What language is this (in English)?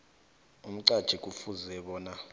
South Ndebele